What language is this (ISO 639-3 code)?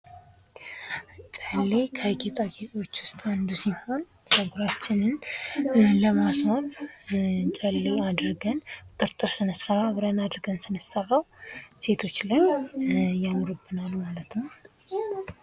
amh